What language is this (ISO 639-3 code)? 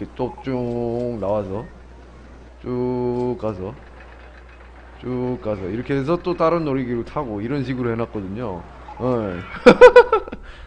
kor